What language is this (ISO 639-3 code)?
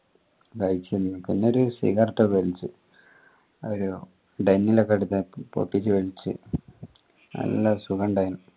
mal